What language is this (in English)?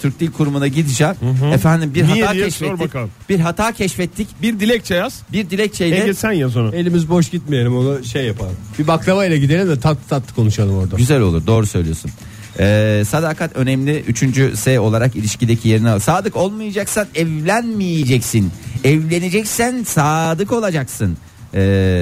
Turkish